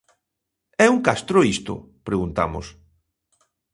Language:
Galician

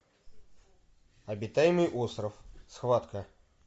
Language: Russian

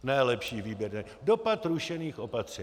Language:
Czech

